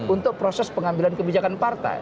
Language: Indonesian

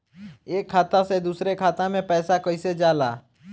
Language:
Bhojpuri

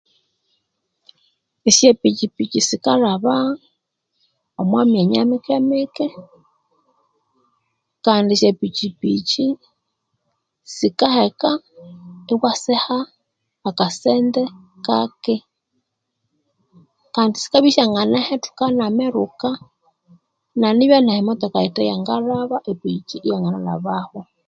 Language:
Konzo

